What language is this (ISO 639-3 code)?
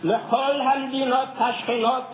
heb